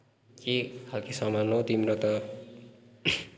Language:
Nepali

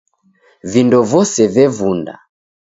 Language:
Taita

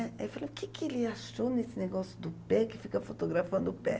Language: Portuguese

